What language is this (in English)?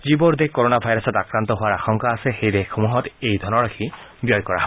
Assamese